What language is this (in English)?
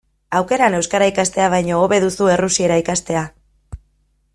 Basque